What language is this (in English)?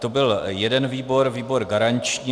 Czech